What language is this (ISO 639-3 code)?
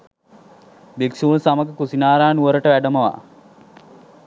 sin